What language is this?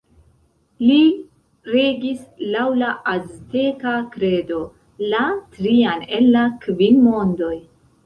Esperanto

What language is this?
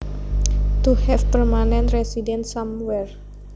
Javanese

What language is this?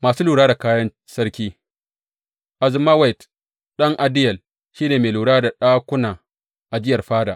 Hausa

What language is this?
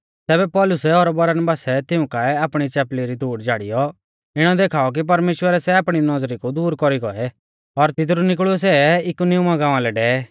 Mahasu Pahari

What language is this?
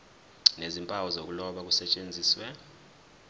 Zulu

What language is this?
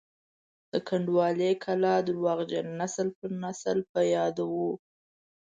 Pashto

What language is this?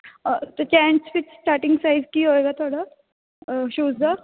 Punjabi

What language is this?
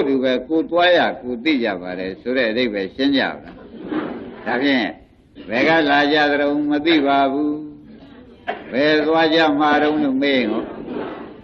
Hindi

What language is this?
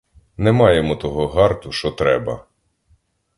Ukrainian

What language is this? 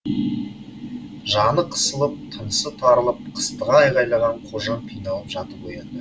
Kazakh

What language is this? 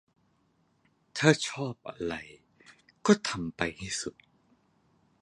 Thai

